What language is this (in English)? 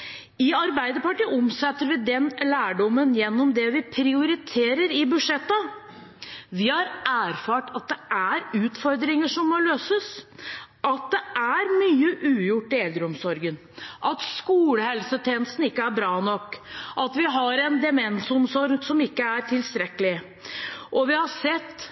Norwegian Bokmål